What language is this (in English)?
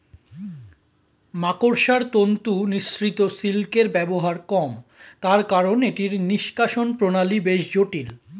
Bangla